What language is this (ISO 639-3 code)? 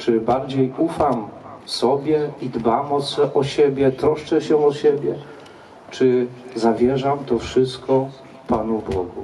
pol